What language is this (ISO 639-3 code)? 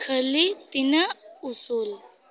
sat